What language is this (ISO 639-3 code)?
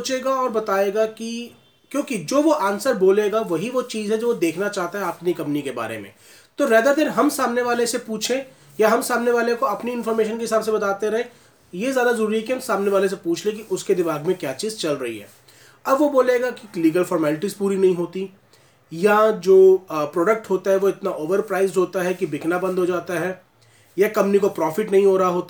hin